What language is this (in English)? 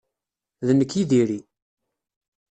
Kabyle